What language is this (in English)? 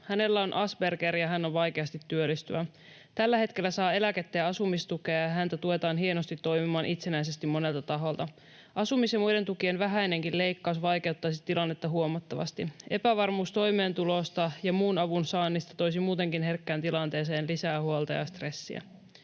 Finnish